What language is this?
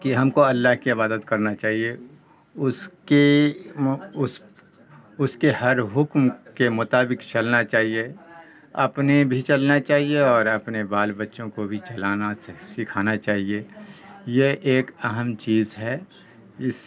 Urdu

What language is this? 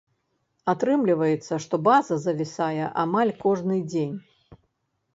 Belarusian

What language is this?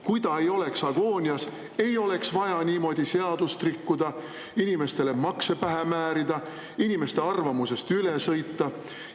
Estonian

